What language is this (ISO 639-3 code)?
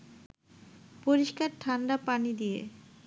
ben